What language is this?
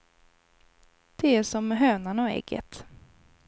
Swedish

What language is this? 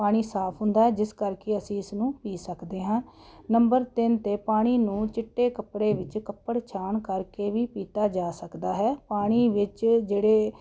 Punjabi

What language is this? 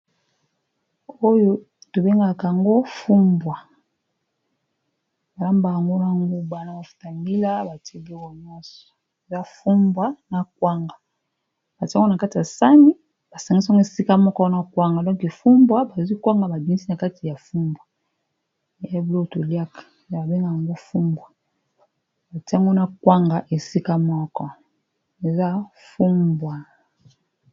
Lingala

